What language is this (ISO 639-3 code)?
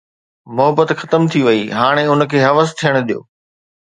snd